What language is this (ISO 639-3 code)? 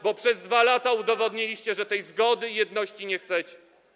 pol